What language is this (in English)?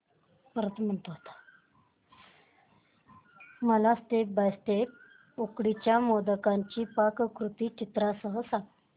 Marathi